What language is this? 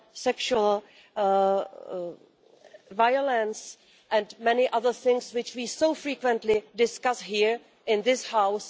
English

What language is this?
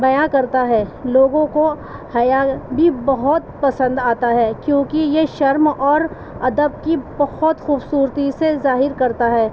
Urdu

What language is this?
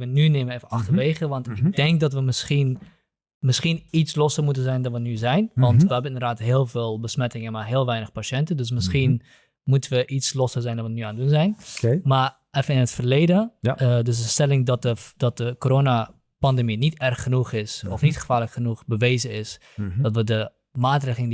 Dutch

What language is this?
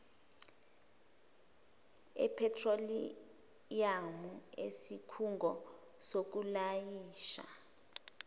Zulu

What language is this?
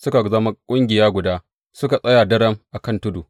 Hausa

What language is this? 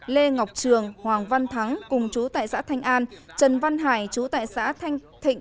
Vietnamese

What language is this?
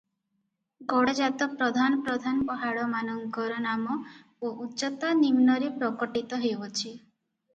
Odia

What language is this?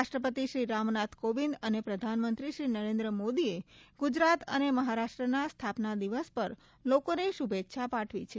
Gujarati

